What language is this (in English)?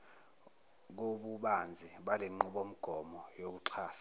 Zulu